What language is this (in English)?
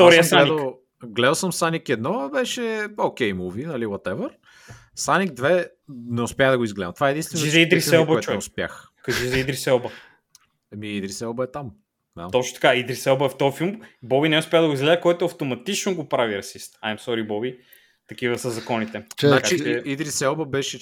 Bulgarian